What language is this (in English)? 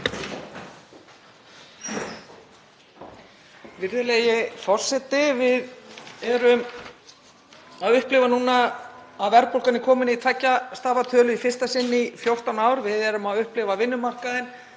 Icelandic